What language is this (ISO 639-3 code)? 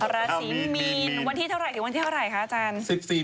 tha